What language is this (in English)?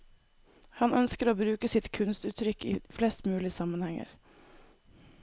Norwegian